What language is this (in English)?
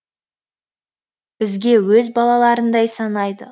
Kazakh